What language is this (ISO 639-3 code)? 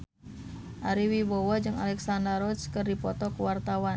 sun